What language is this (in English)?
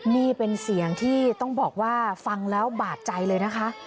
Thai